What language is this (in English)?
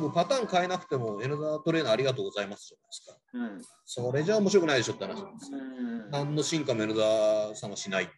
Japanese